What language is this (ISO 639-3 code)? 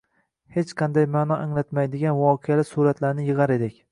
uzb